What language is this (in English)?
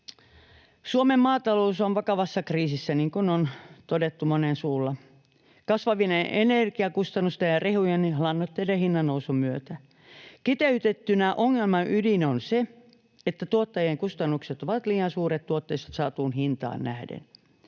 Finnish